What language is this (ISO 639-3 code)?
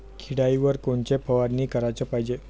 mar